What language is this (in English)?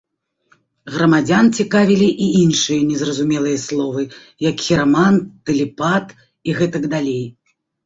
Belarusian